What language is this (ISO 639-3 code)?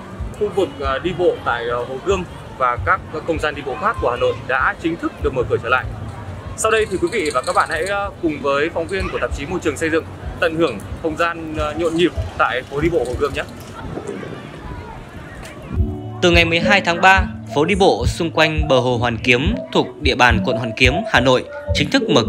vie